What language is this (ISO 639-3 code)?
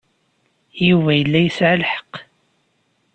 kab